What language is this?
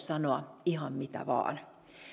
Finnish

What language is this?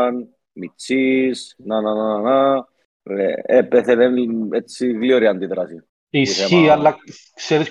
Greek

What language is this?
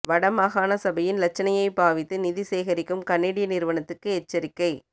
Tamil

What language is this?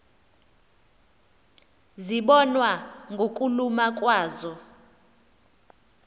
Xhosa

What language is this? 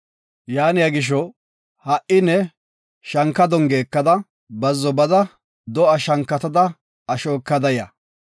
Gofa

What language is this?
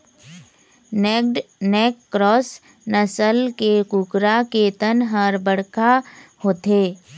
Chhattisgarhi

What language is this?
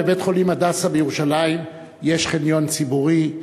Hebrew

